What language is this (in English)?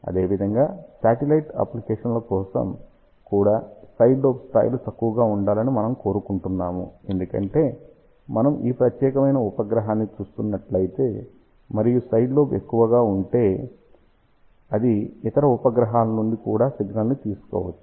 Telugu